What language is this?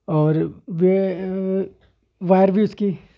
Urdu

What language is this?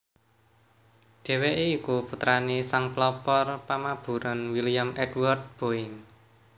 Javanese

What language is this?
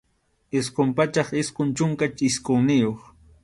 Arequipa-La Unión Quechua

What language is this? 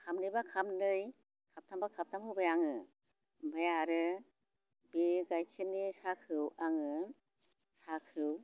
Bodo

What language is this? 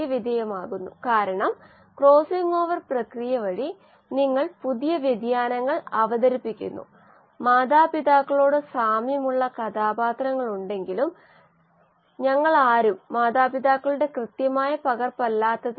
Malayalam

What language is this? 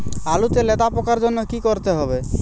Bangla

